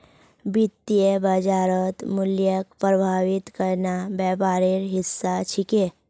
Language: Magahi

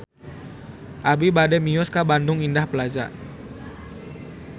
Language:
Sundanese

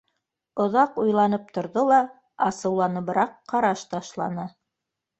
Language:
Bashkir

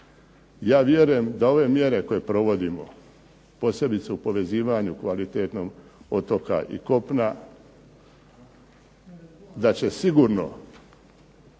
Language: Croatian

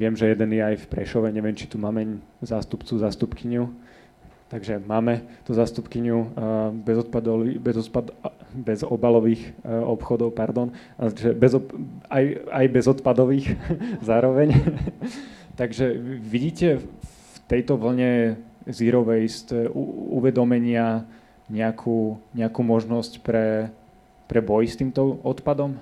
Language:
Slovak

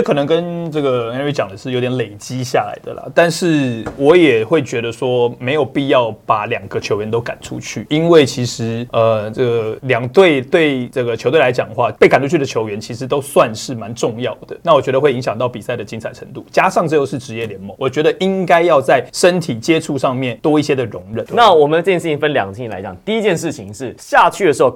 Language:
Chinese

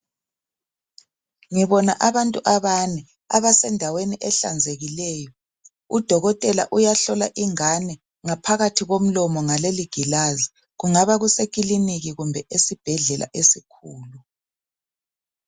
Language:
North Ndebele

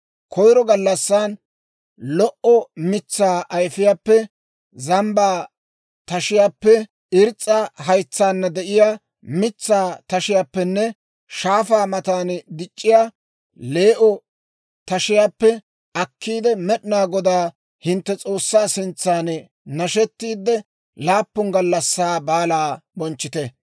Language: Dawro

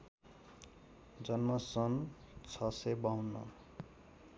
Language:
Nepali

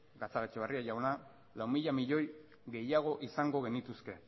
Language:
Basque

